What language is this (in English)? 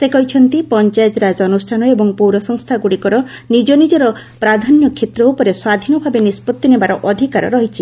Odia